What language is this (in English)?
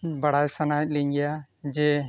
Santali